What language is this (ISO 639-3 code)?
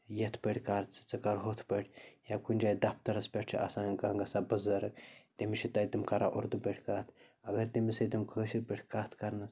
kas